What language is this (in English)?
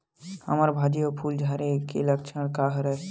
Chhattisgarhi